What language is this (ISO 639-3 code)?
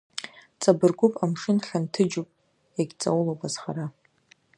abk